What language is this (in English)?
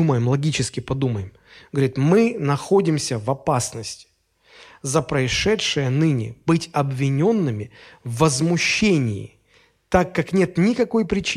Russian